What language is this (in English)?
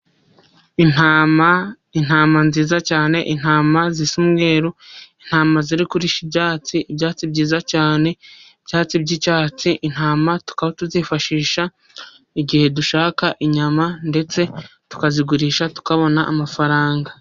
Kinyarwanda